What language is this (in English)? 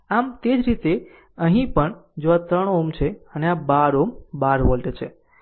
Gujarati